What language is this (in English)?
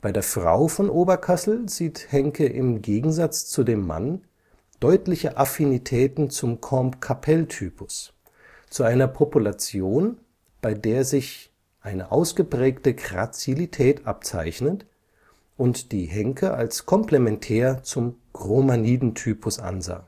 German